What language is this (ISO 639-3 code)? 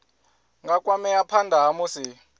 ven